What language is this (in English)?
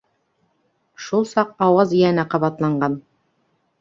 Bashkir